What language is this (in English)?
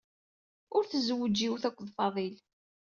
Kabyle